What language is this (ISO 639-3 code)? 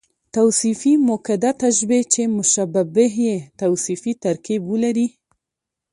pus